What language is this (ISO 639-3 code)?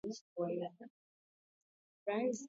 ast